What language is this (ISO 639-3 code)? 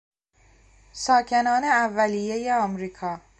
fas